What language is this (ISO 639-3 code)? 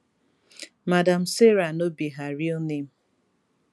pcm